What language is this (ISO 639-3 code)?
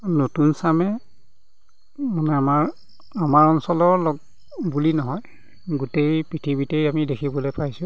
asm